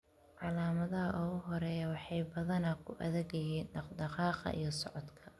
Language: Somali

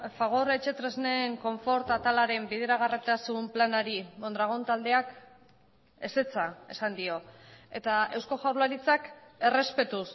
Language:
Basque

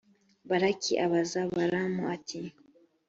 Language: Kinyarwanda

